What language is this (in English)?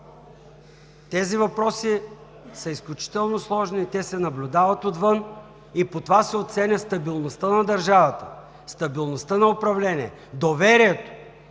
Bulgarian